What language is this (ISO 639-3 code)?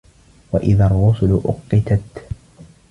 ara